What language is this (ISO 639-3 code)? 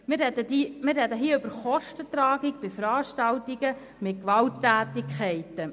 gsw